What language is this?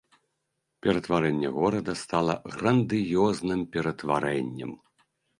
Belarusian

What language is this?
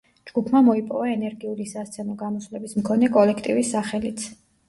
Georgian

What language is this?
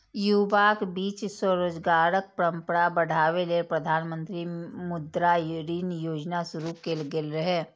Maithili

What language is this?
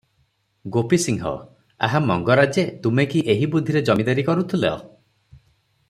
Odia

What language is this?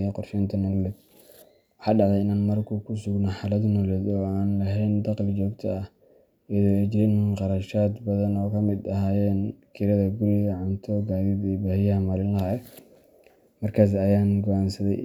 Somali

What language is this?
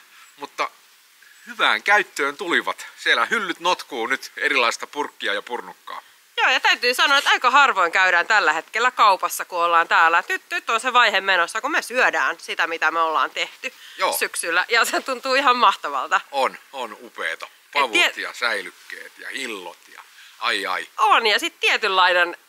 Finnish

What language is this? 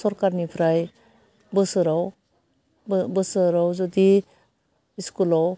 Bodo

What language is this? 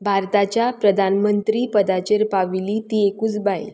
Konkani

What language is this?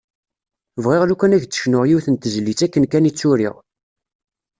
Kabyle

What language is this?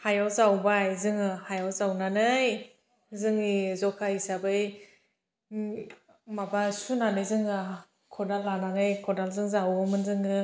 Bodo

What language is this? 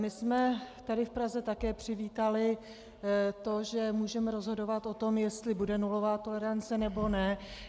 Czech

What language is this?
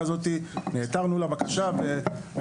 Hebrew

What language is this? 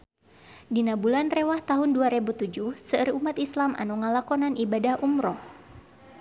Sundanese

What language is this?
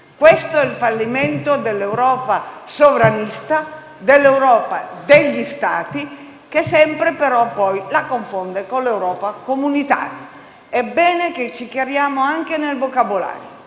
Italian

